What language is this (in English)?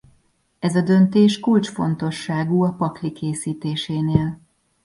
Hungarian